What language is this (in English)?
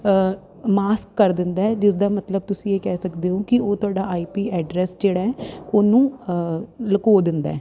Punjabi